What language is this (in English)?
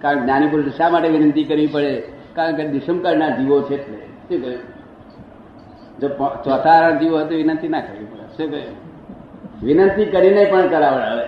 Gujarati